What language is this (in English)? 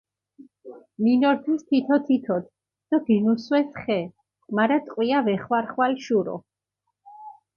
Mingrelian